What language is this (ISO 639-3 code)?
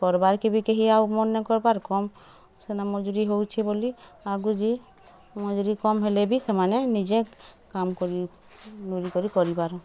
ori